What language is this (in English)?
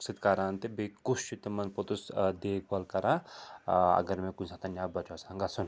Kashmiri